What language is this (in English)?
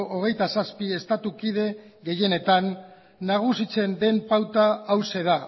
Basque